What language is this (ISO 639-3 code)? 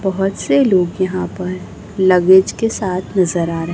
hin